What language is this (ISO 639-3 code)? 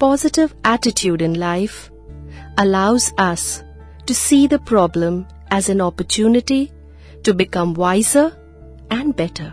hin